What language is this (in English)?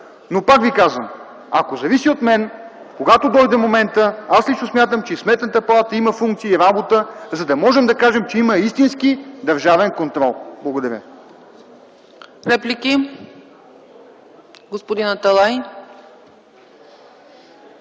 Bulgarian